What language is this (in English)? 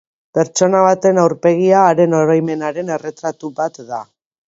Basque